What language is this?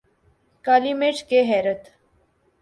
Urdu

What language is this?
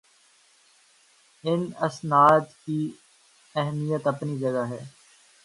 Urdu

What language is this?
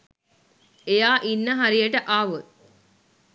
Sinhala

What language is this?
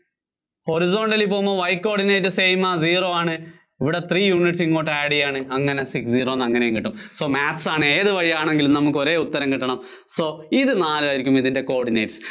Malayalam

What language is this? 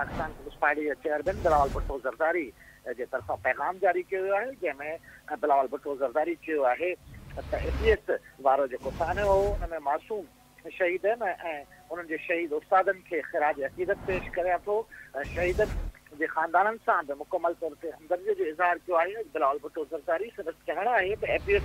Arabic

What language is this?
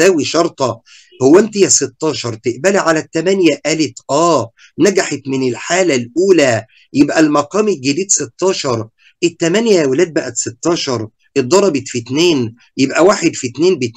Arabic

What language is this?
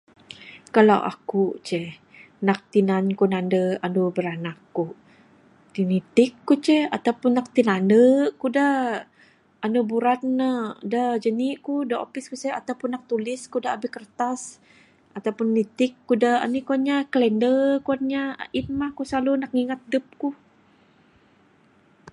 Bukar-Sadung Bidayuh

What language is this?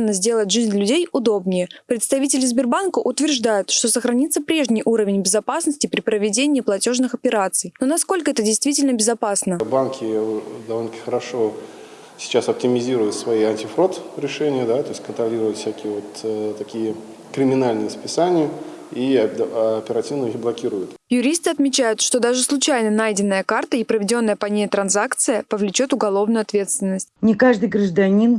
Russian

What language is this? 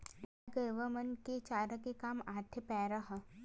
Chhattisgarhi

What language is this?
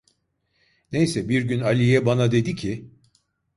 Turkish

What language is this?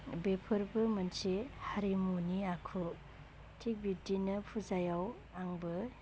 Bodo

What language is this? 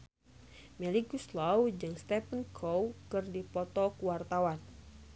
Sundanese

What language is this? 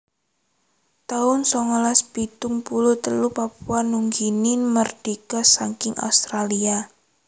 Javanese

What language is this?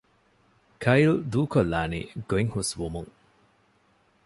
Divehi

